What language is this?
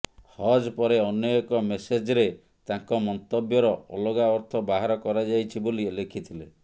Odia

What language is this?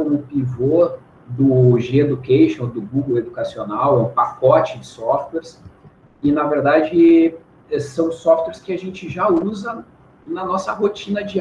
Portuguese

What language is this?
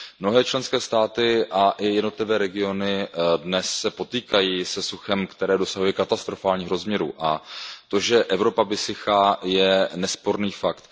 Czech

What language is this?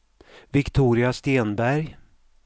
Swedish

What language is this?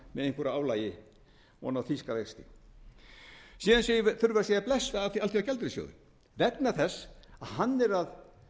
Icelandic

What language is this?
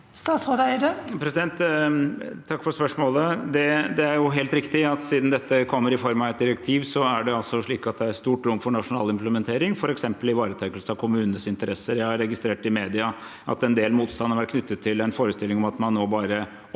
Norwegian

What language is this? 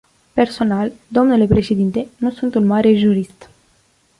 Romanian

